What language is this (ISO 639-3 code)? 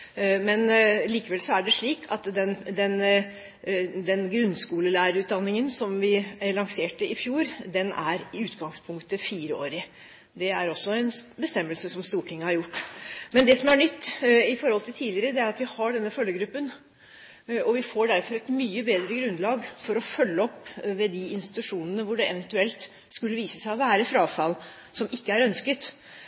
nob